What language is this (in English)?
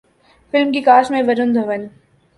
Urdu